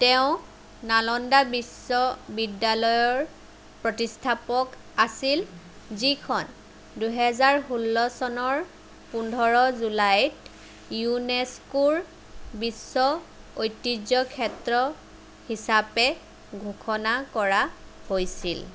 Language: Assamese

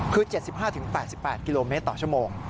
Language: Thai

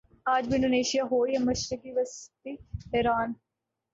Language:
Urdu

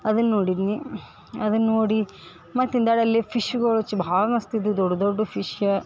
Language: Kannada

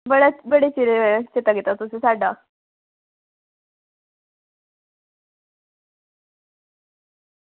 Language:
Dogri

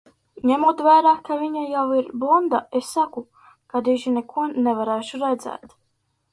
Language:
Latvian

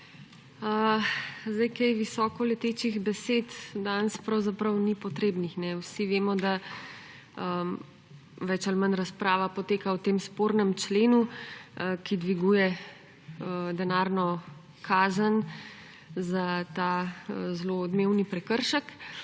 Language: Slovenian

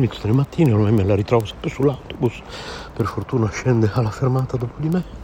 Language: Italian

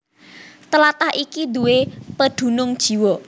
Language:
Javanese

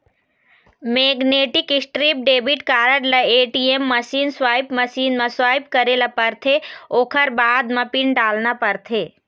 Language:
Chhattisgarhi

